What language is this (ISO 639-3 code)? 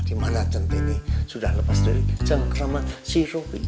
ind